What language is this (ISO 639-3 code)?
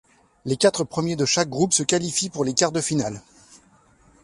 fra